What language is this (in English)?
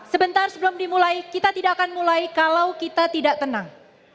Indonesian